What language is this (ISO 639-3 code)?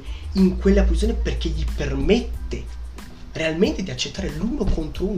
ita